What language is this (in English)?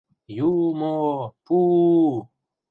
Mari